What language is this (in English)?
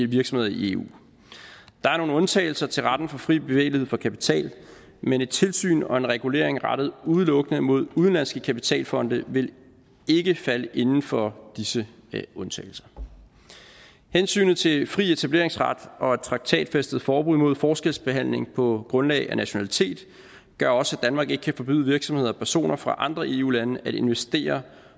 Danish